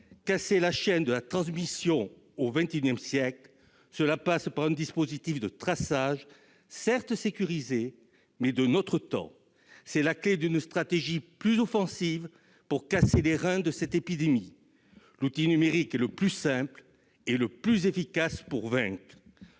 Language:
French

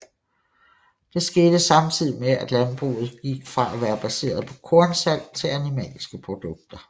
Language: Danish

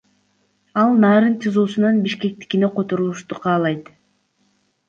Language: Kyrgyz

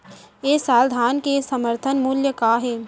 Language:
Chhattisgarhi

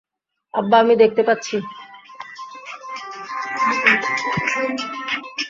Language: Bangla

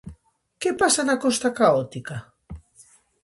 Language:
Galician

